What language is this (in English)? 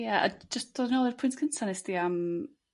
Welsh